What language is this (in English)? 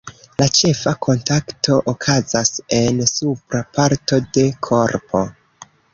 Esperanto